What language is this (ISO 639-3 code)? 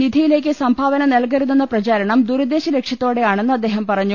mal